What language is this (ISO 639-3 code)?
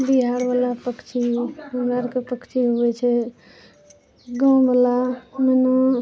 mai